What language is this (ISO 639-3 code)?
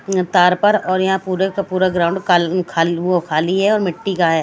hin